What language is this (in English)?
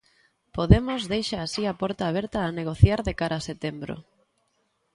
Galician